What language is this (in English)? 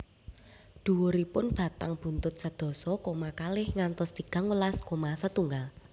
Javanese